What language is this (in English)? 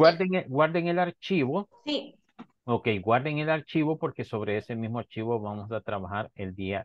Spanish